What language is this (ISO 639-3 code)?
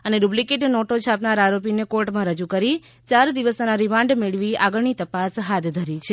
guj